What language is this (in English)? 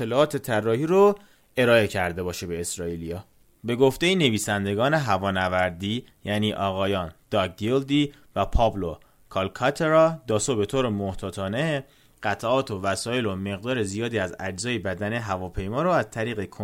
Persian